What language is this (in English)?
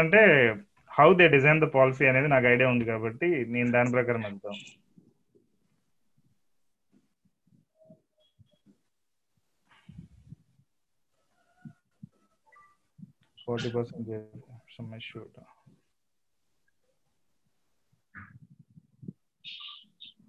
Telugu